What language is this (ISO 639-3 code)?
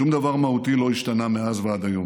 heb